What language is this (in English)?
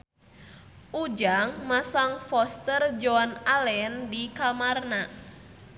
Sundanese